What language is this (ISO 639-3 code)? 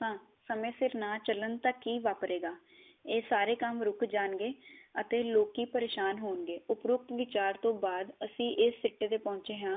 pan